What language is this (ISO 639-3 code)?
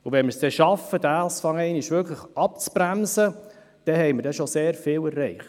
gsw